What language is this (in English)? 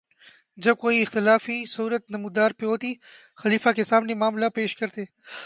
Urdu